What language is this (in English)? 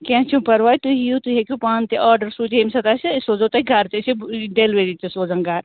Kashmiri